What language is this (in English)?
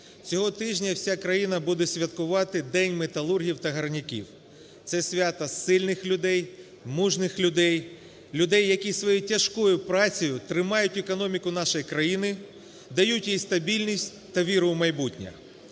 Ukrainian